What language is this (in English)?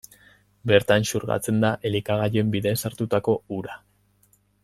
Basque